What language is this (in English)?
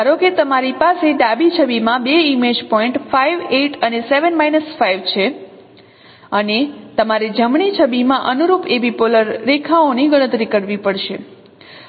Gujarati